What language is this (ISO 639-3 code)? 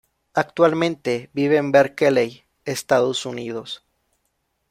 spa